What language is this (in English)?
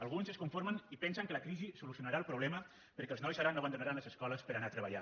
Catalan